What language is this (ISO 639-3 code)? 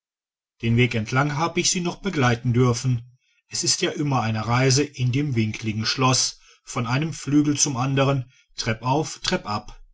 deu